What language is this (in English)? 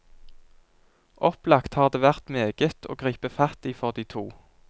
Norwegian